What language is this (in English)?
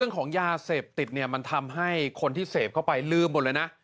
Thai